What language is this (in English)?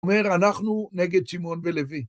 Hebrew